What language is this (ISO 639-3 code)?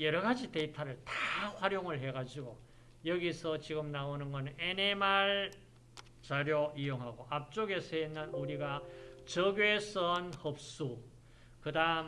kor